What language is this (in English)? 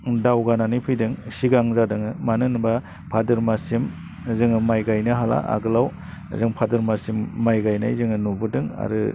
Bodo